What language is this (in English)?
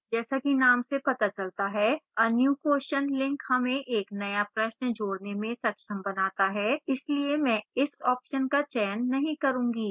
Hindi